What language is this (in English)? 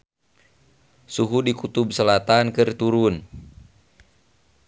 Sundanese